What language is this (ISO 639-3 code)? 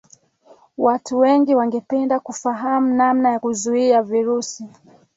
swa